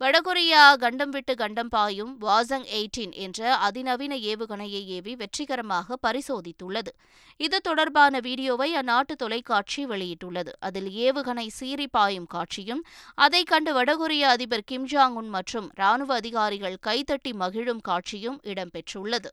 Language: Tamil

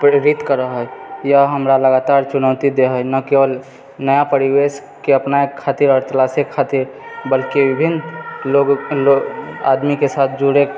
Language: Maithili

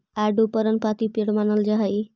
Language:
Magahi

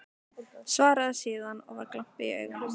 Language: Icelandic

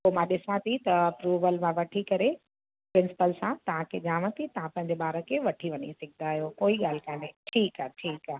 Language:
Sindhi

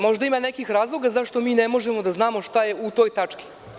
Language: Serbian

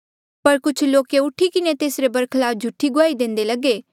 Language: Mandeali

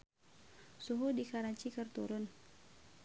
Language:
Sundanese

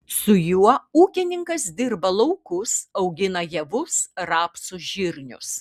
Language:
Lithuanian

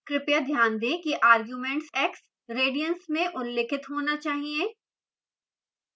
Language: Hindi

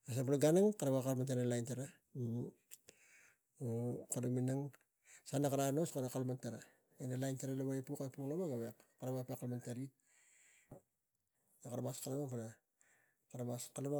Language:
Tigak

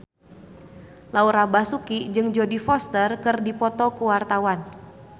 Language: Sundanese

